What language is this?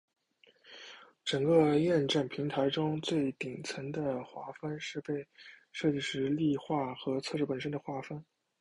Chinese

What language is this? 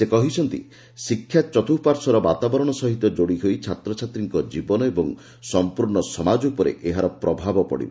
Odia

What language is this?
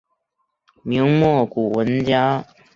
Chinese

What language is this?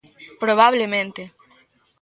Galician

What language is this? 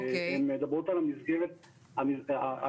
Hebrew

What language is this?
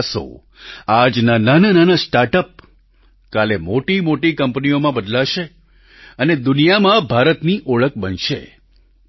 Gujarati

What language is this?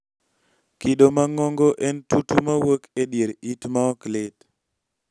Luo (Kenya and Tanzania)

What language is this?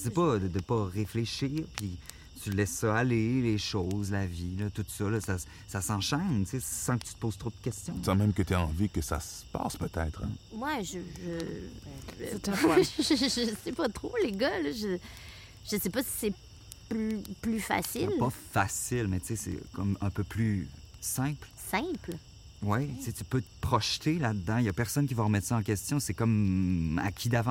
French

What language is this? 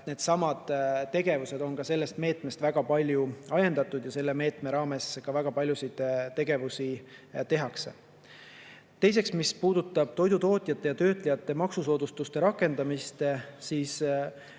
Estonian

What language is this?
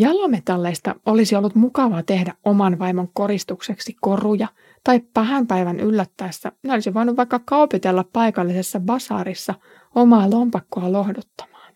Finnish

